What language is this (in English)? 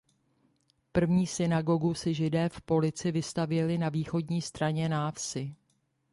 Czech